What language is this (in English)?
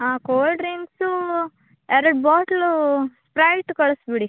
Kannada